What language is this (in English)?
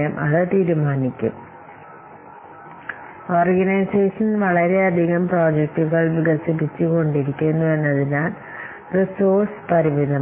Malayalam